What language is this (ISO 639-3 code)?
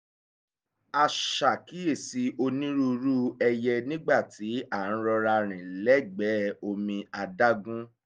yor